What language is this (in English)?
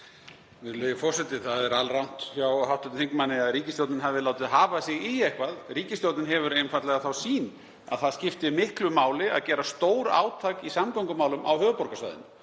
Icelandic